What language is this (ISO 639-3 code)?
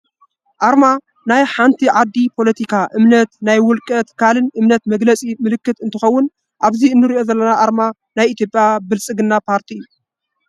tir